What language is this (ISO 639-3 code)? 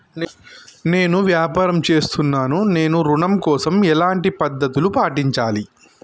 tel